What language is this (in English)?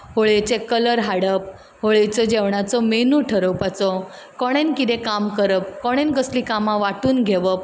Konkani